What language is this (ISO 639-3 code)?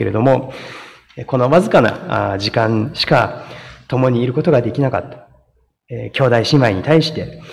jpn